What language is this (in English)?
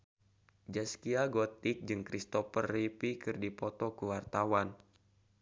Sundanese